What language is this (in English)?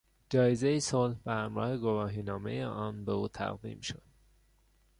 Persian